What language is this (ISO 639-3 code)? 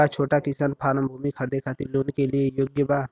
bho